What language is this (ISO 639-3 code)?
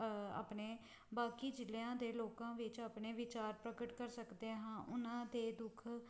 pan